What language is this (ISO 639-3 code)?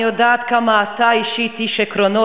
heb